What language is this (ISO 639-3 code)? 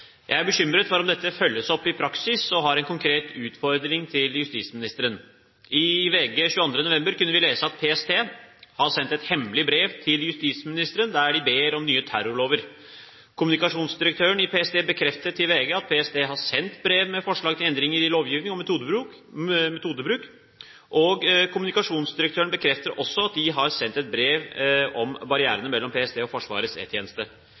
nob